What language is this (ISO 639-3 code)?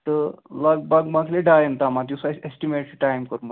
kas